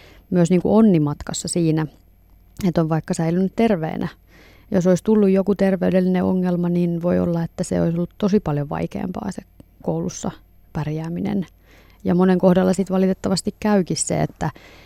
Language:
Finnish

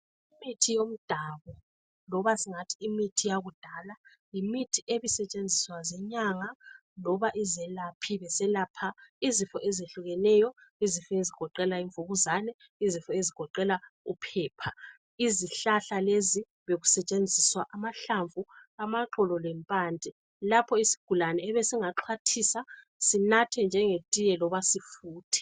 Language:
North Ndebele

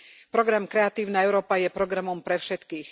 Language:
Slovak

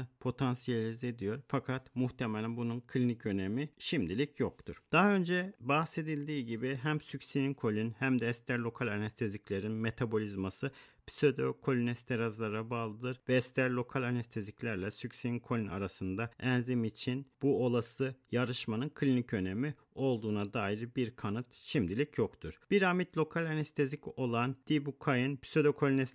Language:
Turkish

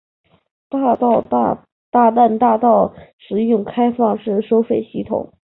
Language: Chinese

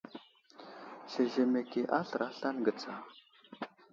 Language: Wuzlam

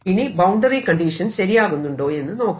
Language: Malayalam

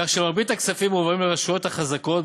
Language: Hebrew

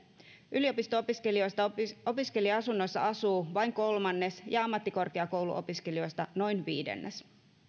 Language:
Finnish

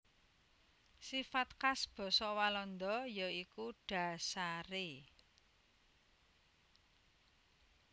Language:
Javanese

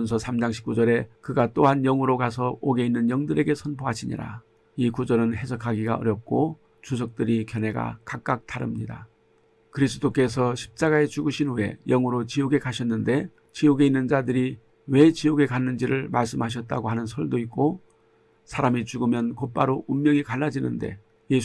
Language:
Korean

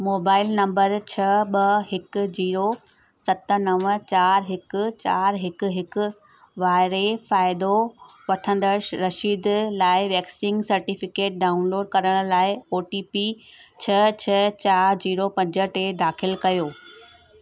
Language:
Sindhi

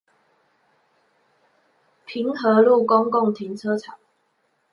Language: Chinese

